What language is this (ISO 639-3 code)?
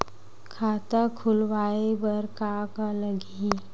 hne